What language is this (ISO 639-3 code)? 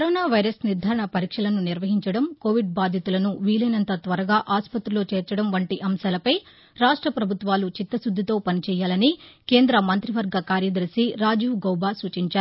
tel